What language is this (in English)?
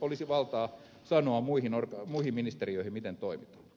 Finnish